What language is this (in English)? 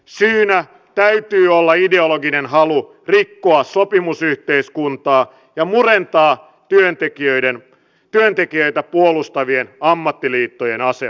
Finnish